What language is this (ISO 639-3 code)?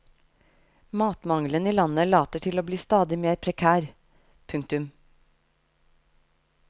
nor